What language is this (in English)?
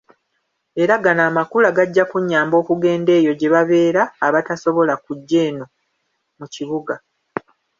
Ganda